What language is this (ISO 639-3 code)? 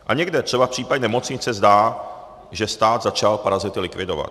ces